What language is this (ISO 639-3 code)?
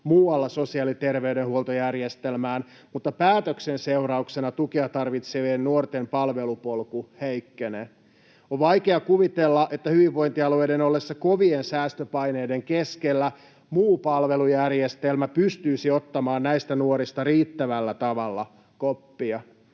fin